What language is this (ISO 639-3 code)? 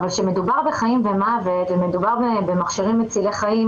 heb